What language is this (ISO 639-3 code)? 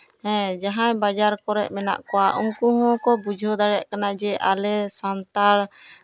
sat